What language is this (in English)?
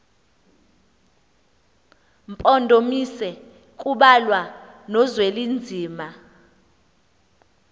Xhosa